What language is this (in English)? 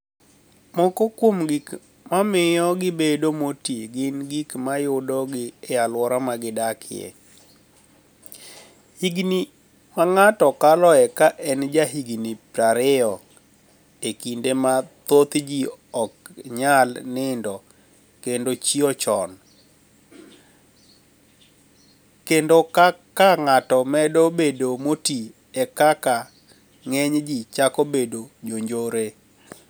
Luo (Kenya and Tanzania)